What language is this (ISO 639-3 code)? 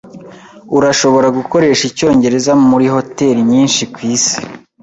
kin